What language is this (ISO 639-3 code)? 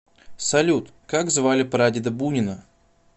rus